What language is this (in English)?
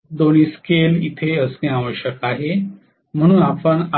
Marathi